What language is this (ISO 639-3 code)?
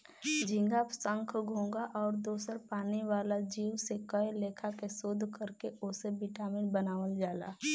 bho